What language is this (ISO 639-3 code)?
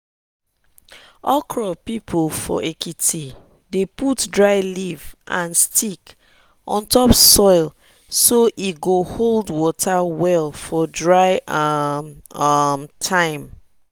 pcm